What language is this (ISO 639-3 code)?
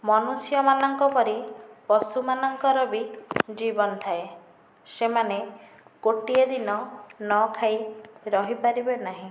ori